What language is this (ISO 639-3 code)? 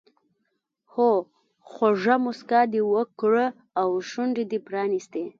pus